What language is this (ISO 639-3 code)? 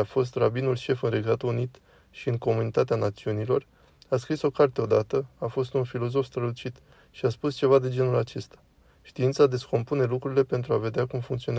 ron